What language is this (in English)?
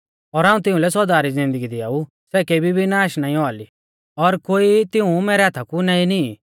Mahasu Pahari